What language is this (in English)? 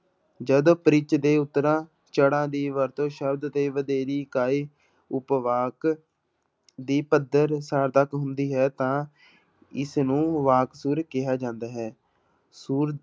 Punjabi